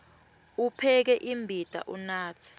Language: Swati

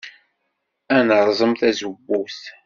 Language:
Kabyle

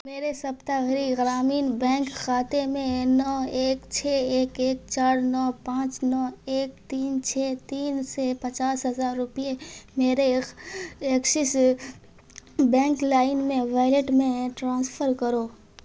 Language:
Urdu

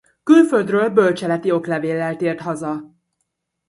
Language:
Hungarian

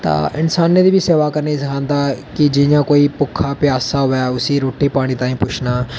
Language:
Dogri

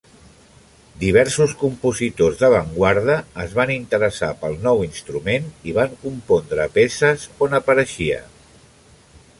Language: Catalan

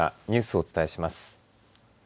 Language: Japanese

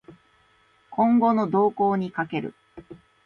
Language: Japanese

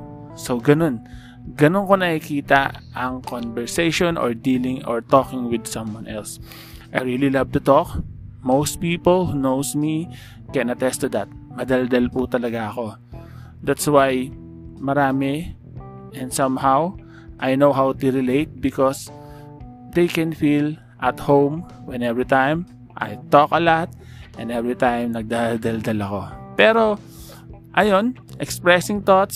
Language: Filipino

